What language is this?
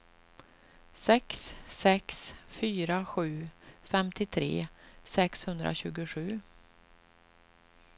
Swedish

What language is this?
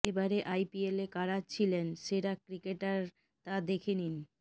Bangla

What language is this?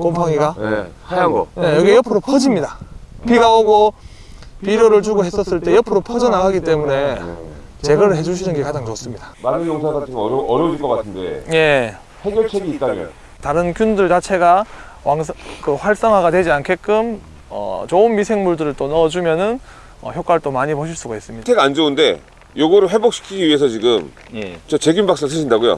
Korean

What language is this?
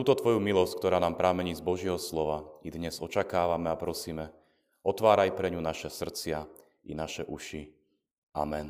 Slovak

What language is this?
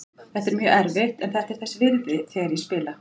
Icelandic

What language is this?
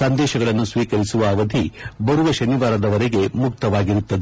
Kannada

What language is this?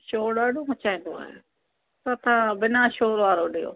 Sindhi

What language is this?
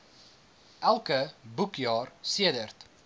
Afrikaans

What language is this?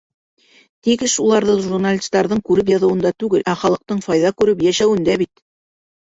Bashkir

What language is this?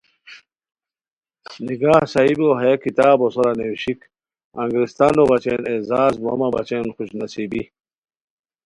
Khowar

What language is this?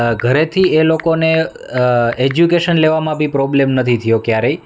Gujarati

